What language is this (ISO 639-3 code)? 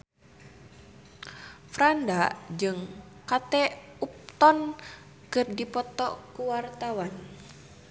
sun